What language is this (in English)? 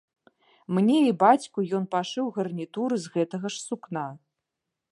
Belarusian